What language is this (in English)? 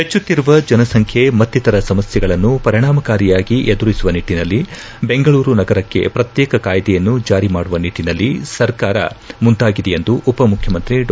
Kannada